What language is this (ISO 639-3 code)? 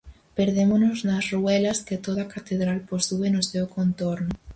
glg